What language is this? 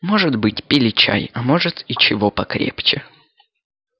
Russian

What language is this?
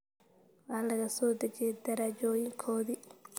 Somali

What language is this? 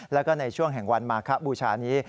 Thai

